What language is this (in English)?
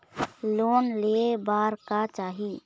Chhattisgarhi